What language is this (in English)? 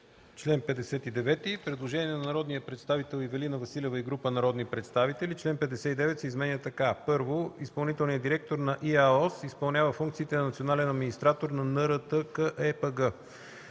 Bulgarian